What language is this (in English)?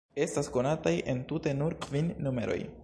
Esperanto